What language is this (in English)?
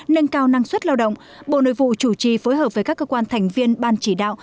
Vietnamese